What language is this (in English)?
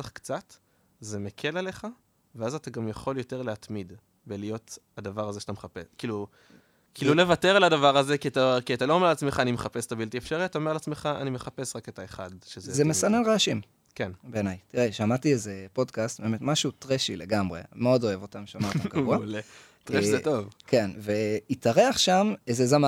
Hebrew